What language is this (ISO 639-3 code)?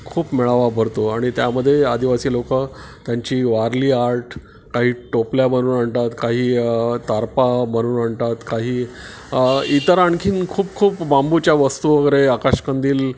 mar